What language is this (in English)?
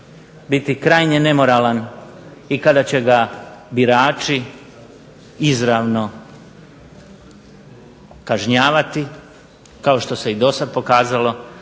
Croatian